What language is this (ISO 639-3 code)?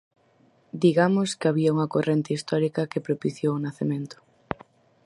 glg